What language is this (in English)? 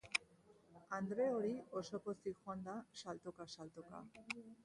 Basque